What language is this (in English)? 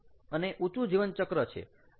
Gujarati